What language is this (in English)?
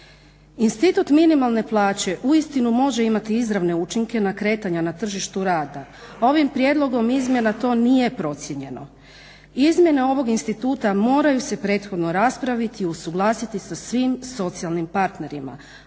Croatian